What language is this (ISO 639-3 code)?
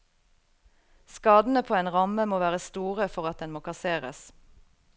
nor